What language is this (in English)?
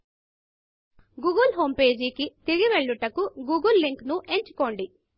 Telugu